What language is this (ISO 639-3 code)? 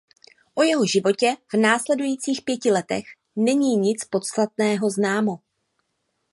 ces